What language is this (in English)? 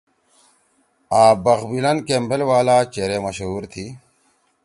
Torwali